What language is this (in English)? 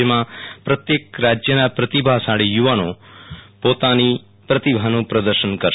Gujarati